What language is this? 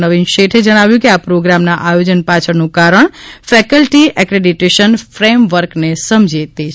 Gujarati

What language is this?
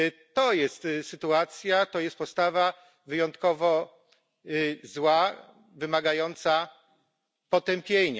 Polish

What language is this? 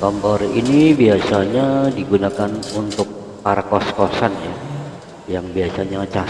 Indonesian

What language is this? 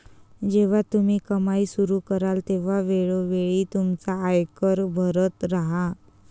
Marathi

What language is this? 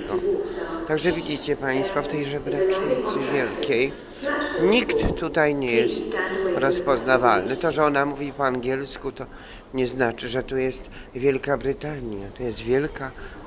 Polish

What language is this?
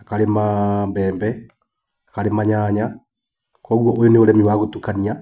Kikuyu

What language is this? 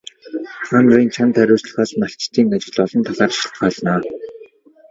Mongolian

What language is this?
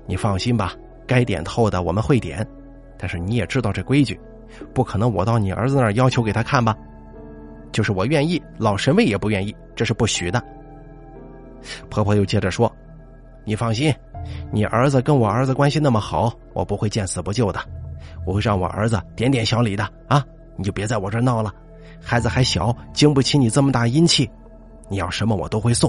Chinese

